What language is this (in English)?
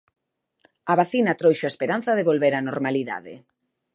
Galician